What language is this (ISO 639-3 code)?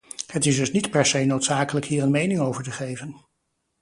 nld